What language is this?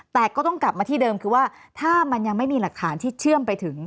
Thai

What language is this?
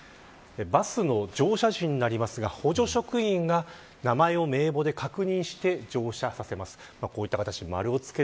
Japanese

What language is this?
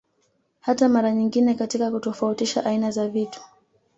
Swahili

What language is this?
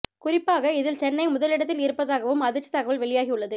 Tamil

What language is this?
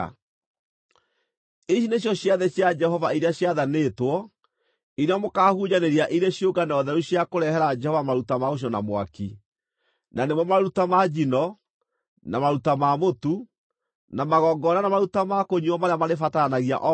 Kikuyu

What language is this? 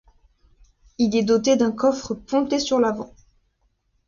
French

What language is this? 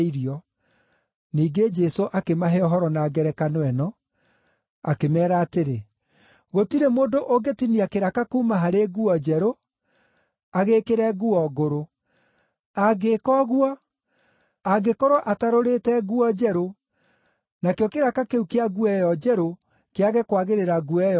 Kikuyu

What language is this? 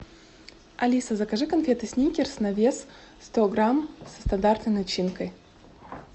Russian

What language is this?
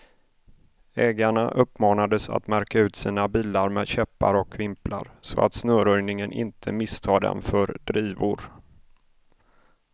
Swedish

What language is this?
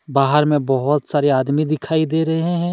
Hindi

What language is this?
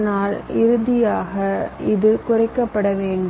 Tamil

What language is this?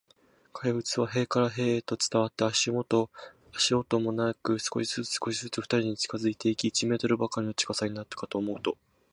Japanese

